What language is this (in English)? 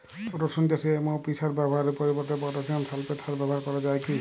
Bangla